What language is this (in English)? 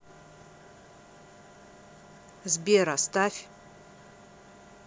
Russian